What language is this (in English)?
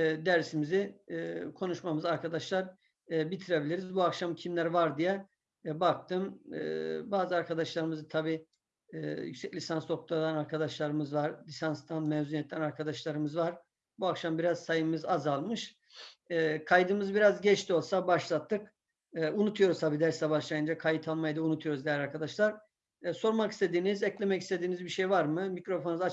Turkish